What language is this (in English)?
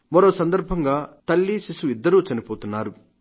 Telugu